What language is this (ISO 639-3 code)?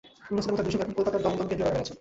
ben